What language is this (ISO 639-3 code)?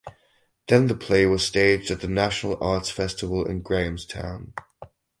eng